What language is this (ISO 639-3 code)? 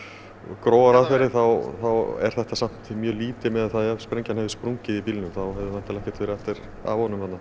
isl